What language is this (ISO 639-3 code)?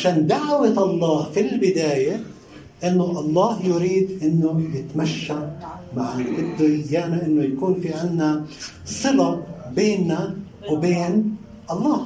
ara